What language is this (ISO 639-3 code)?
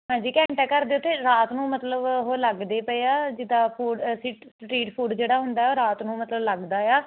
pan